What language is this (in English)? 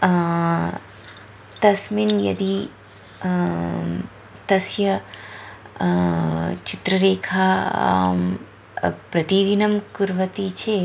Sanskrit